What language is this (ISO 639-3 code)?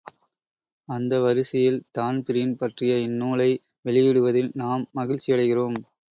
tam